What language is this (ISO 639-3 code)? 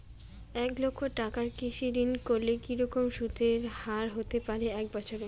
ben